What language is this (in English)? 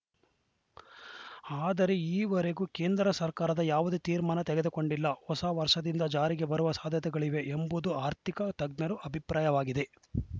Kannada